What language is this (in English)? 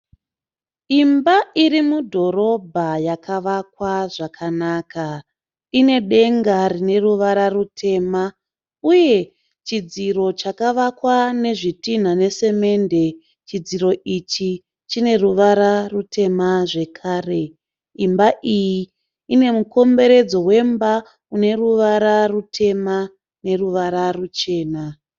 Shona